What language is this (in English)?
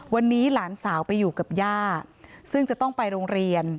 Thai